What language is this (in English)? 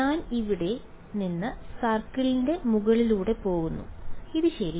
Malayalam